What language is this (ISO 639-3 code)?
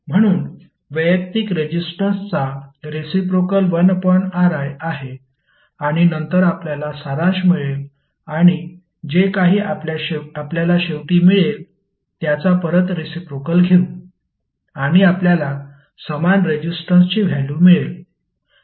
mar